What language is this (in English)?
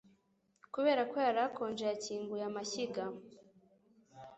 Kinyarwanda